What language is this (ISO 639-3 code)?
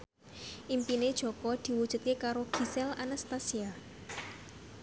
jav